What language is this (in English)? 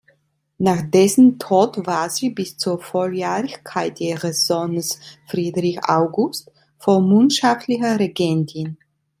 German